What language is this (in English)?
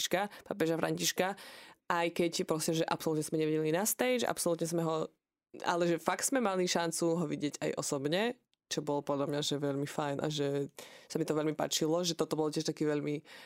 Slovak